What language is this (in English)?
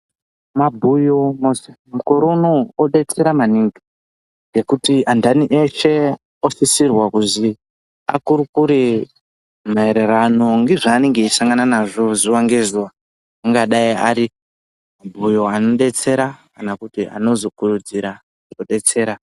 Ndau